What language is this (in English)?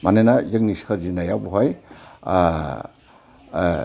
Bodo